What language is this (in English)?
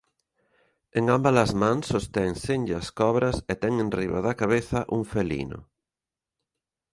Galician